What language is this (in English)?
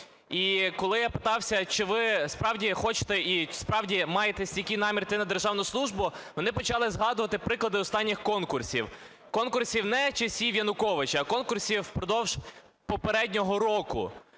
Ukrainian